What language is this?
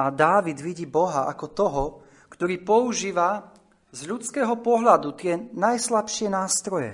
Slovak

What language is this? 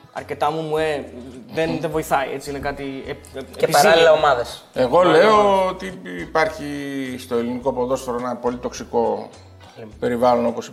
Greek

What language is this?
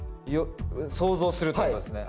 Japanese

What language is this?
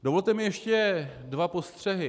Czech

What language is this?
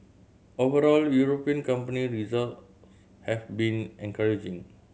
English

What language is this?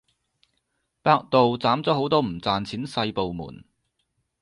Cantonese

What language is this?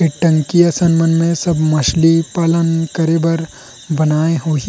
Chhattisgarhi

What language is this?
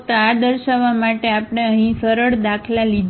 Gujarati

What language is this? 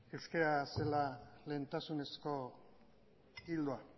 Basque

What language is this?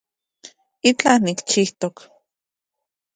Central Puebla Nahuatl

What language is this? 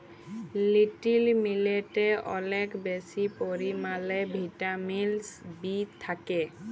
Bangla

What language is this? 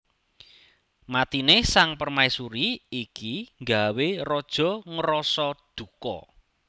Javanese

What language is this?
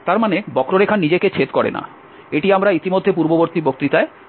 Bangla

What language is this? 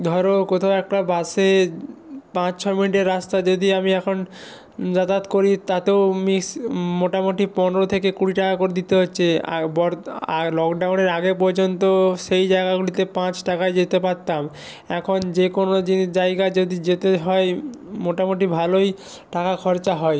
Bangla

